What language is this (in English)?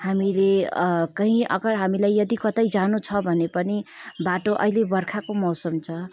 Nepali